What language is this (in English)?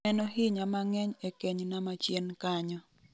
Luo (Kenya and Tanzania)